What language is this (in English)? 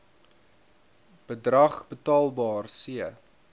Afrikaans